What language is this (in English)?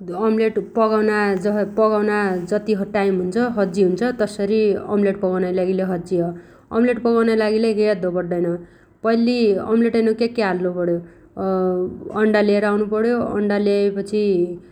Dotyali